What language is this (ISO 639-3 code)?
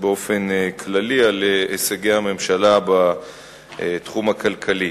heb